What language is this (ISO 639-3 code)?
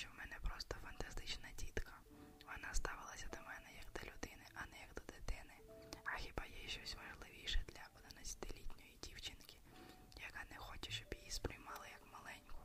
ukr